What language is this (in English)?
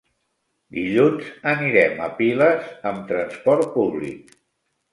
Catalan